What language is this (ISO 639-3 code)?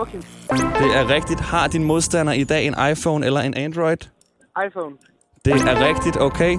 dan